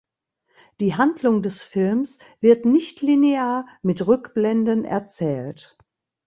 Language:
German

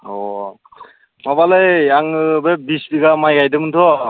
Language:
Bodo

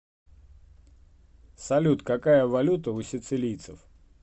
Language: Russian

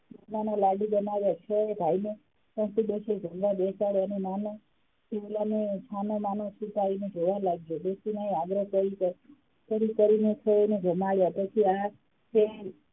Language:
Gujarati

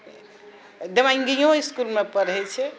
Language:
Maithili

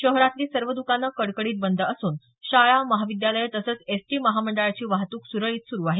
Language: Marathi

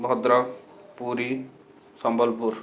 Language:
Odia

